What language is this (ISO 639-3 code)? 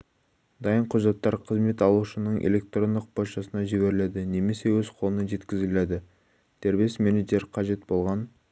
kaz